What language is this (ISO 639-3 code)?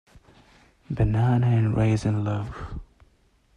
eng